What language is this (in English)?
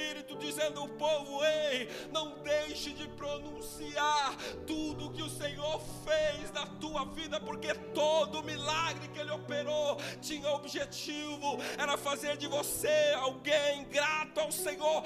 Portuguese